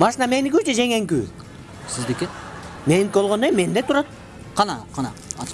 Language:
Turkish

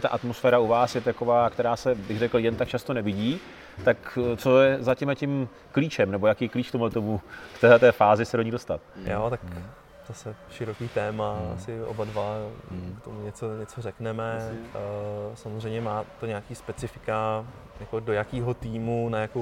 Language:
Czech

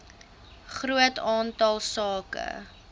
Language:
Afrikaans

